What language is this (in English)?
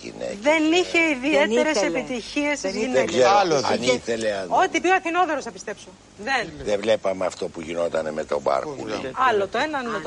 Greek